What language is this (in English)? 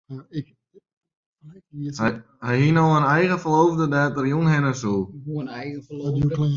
Western Frisian